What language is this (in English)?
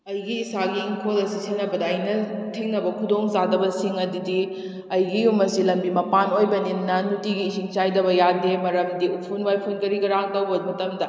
Manipuri